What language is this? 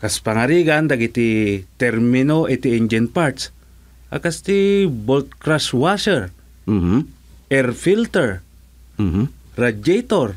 Filipino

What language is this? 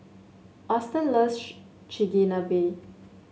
English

